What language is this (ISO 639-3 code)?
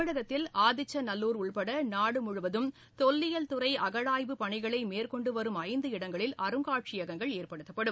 tam